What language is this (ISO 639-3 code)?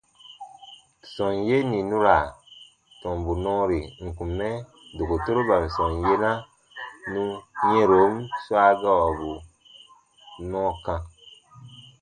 bba